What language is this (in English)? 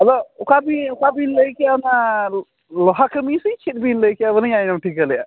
Santali